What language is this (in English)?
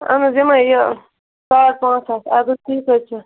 Kashmiri